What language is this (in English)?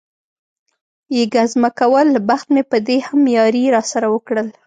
Pashto